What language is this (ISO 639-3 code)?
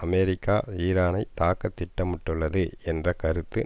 tam